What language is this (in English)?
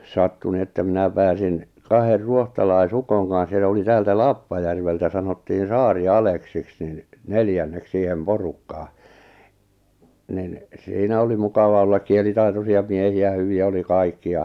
Finnish